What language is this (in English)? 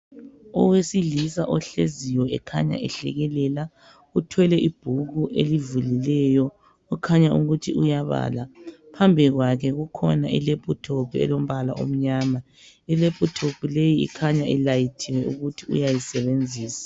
North Ndebele